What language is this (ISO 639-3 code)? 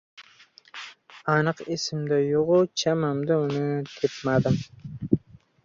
uzb